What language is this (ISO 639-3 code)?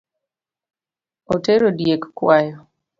luo